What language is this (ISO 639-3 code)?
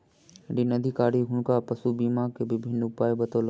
mai